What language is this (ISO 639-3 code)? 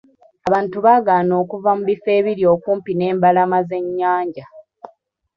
lug